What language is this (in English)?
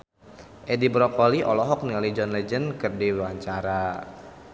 Sundanese